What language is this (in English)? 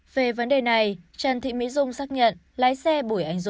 Vietnamese